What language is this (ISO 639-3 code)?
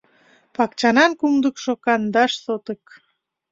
chm